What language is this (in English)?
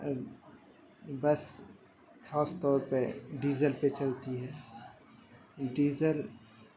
Urdu